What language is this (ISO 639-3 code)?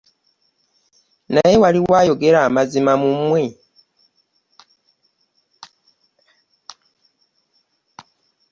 lug